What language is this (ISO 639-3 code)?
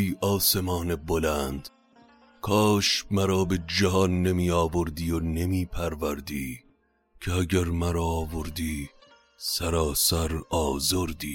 fas